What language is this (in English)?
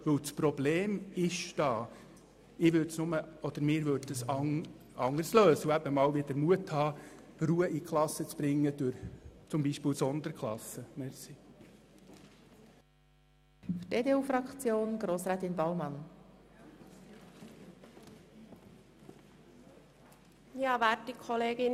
Swiss German